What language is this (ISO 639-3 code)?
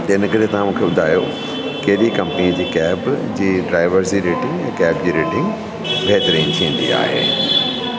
snd